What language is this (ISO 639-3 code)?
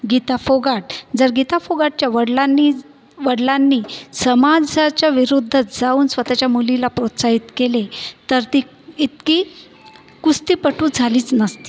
mar